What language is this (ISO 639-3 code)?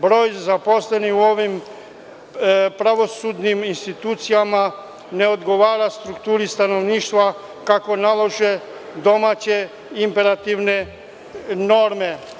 srp